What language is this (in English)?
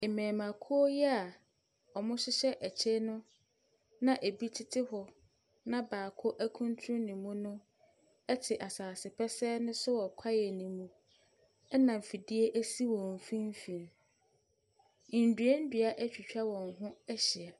Akan